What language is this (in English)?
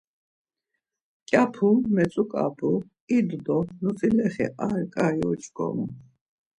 Laz